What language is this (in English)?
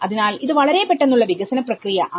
Malayalam